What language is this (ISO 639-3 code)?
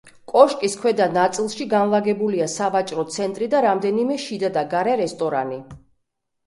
kat